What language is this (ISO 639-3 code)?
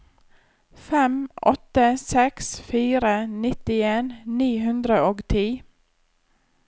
nor